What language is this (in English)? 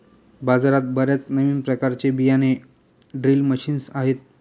Marathi